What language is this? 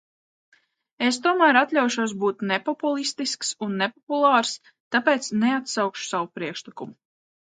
Latvian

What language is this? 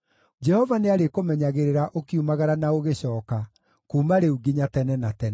Kikuyu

